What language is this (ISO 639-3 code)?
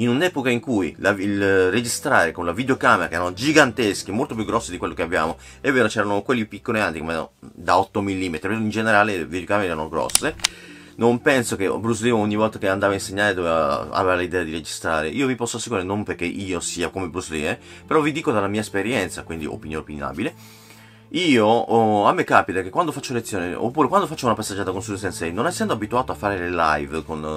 ita